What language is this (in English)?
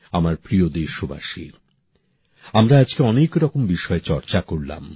Bangla